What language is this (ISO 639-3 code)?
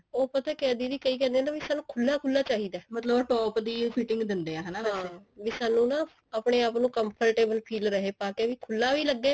pan